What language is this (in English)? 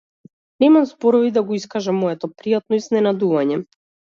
Macedonian